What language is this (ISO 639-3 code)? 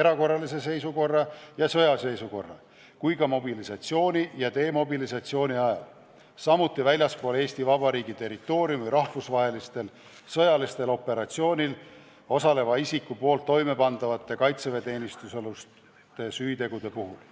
est